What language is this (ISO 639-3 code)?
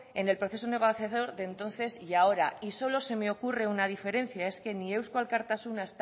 spa